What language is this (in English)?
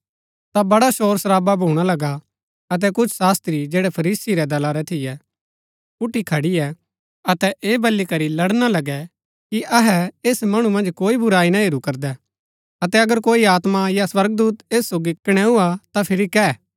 Gaddi